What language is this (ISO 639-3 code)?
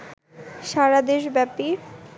ben